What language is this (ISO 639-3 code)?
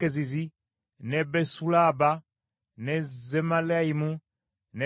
lug